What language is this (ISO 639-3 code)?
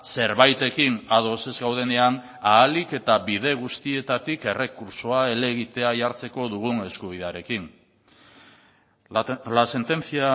eus